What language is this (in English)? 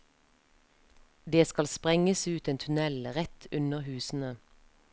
Norwegian